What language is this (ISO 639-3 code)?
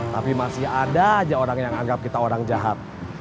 ind